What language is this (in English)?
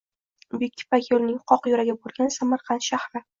Uzbek